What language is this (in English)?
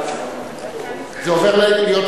Hebrew